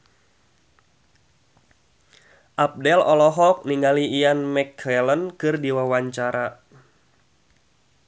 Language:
Sundanese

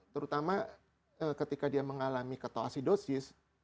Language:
Indonesian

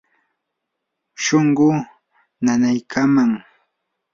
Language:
Yanahuanca Pasco Quechua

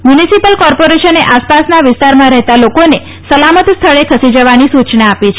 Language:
Gujarati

